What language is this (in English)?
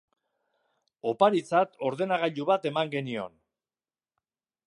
Basque